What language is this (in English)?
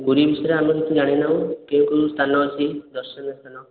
Odia